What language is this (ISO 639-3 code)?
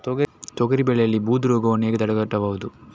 kan